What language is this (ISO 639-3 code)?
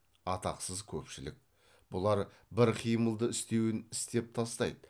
kaz